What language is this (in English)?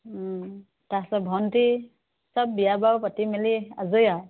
Assamese